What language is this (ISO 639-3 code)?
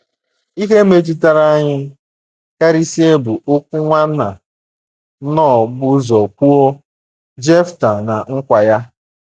ibo